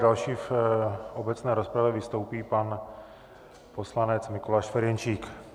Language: Czech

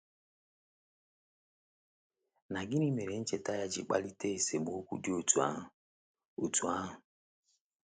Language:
Igbo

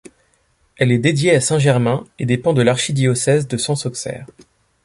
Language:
French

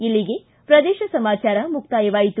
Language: Kannada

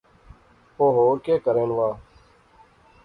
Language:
Pahari-Potwari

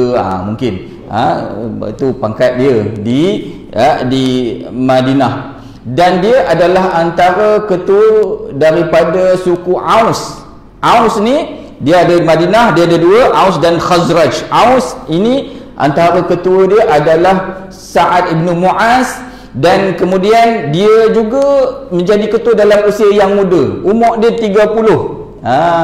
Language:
Malay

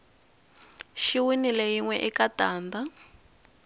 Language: Tsonga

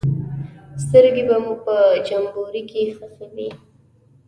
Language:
Pashto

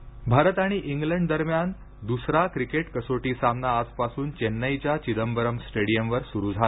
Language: Marathi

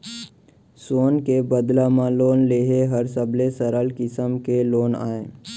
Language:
Chhattisgarhi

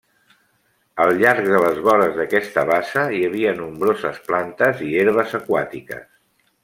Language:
Catalan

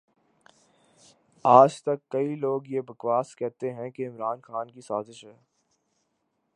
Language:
Urdu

